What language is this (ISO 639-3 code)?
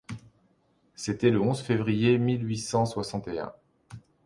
fra